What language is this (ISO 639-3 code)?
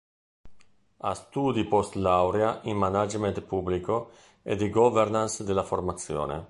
ita